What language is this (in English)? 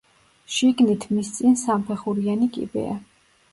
Georgian